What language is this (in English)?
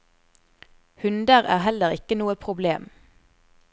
Norwegian